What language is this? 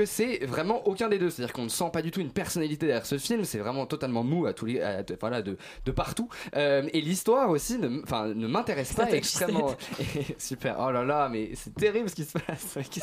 French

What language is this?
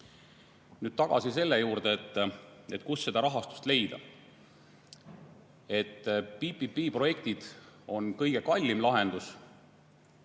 Estonian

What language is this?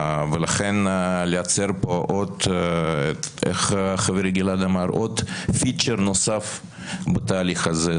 Hebrew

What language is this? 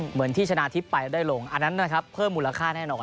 Thai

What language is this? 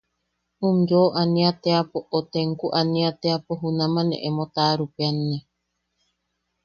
Yaqui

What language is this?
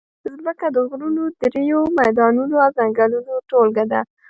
Pashto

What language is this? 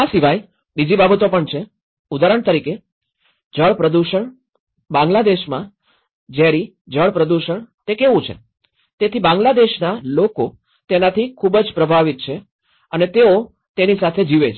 Gujarati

